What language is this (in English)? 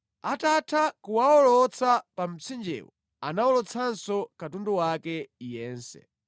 Nyanja